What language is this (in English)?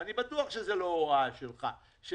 Hebrew